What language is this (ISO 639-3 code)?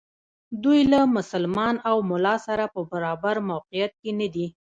pus